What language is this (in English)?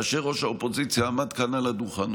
Hebrew